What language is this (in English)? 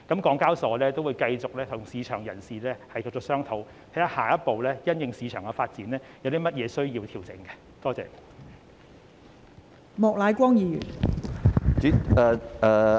Cantonese